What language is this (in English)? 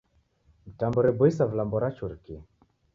Taita